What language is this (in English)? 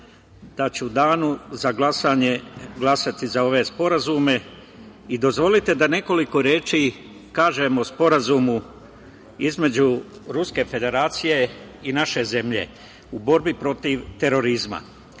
Serbian